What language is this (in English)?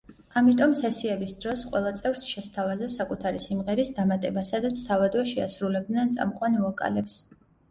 Georgian